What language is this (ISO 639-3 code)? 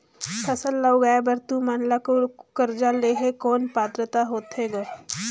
hne